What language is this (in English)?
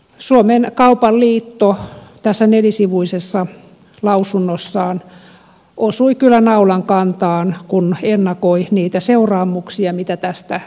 Finnish